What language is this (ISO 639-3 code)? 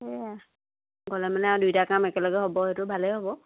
asm